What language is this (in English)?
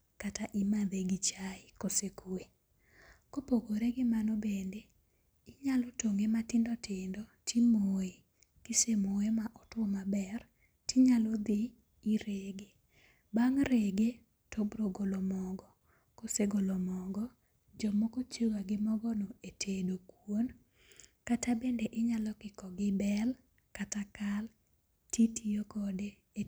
Luo (Kenya and Tanzania)